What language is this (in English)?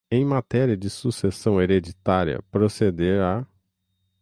Portuguese